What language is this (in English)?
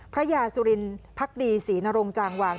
Thai